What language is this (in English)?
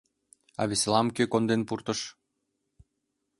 Mari